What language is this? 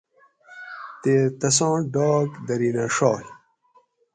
Gawri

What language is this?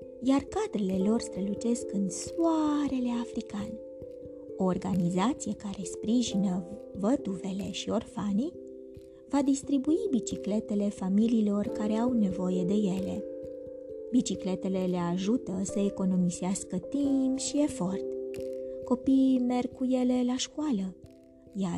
Romanian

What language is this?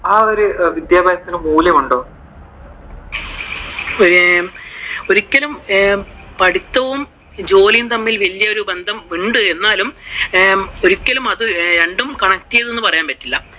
Malayalam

